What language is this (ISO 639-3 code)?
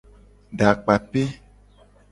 gej